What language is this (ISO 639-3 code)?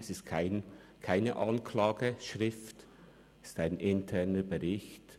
gsw